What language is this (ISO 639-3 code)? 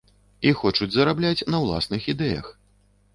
bel